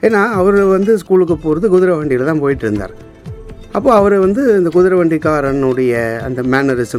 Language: Tamil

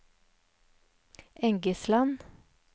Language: Norwegian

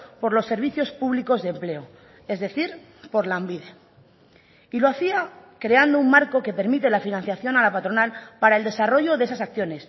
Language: Spanish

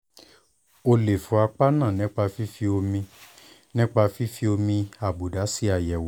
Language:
Yoruba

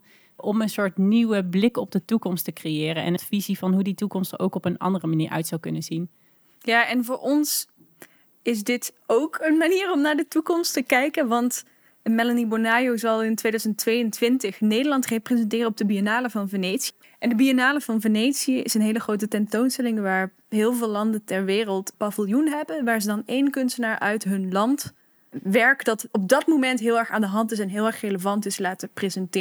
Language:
Dutch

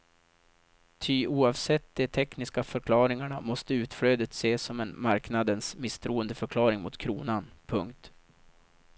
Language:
Swedish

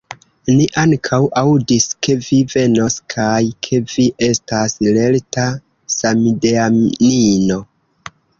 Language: Esperanto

